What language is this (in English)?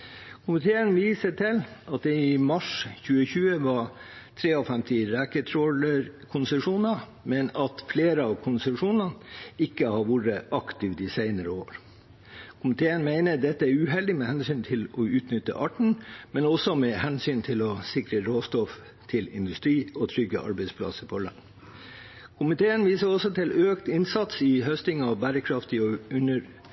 Norwegian Bokmål